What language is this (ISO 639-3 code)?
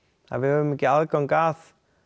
isl